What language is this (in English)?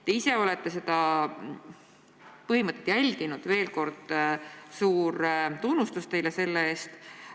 Estonian